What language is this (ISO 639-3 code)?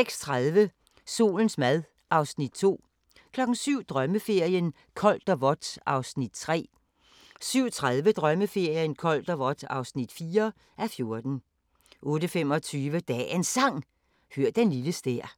dan